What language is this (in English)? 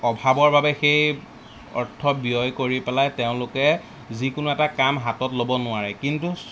Assamese